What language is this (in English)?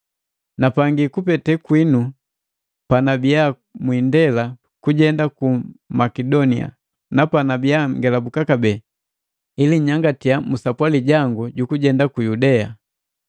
Matengo